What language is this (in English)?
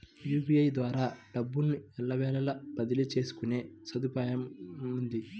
Telugu